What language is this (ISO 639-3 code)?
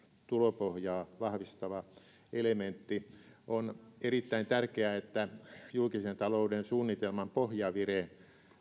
fin